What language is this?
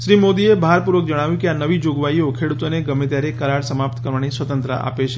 Gujarati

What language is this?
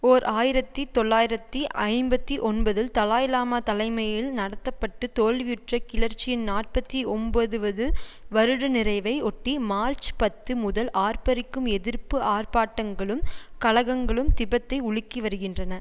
Tamil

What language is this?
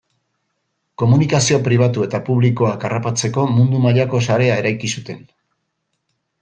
Basque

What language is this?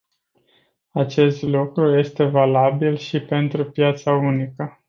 Romanian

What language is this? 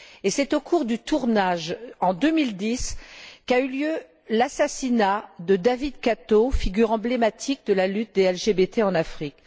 French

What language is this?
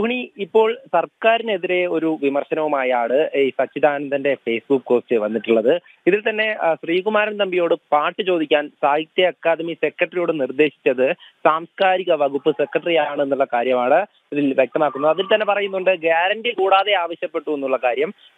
Malayalam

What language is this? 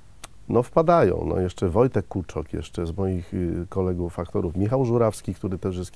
Polish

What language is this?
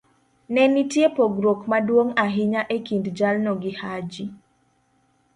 Luo (Kenya and Tanzania)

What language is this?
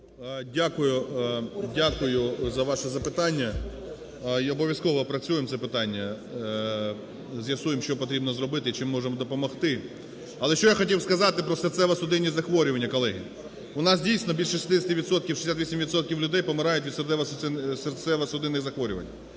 Ukrainian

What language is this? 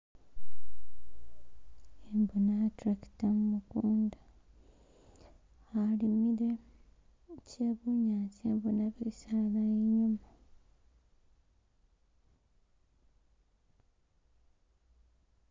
Masaaba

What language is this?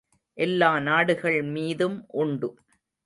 Tamil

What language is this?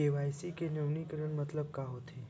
Chhattisgarhi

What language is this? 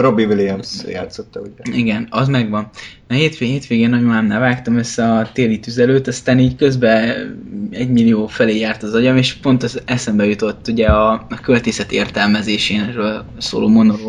Hungarian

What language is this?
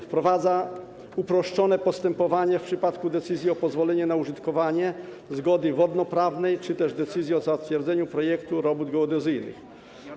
Polish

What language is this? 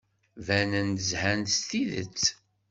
Kabyle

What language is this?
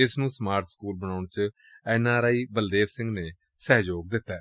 Punjabi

